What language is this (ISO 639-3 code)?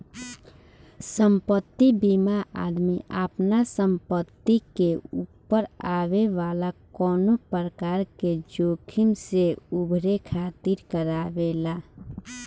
bho